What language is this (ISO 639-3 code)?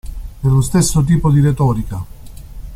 ita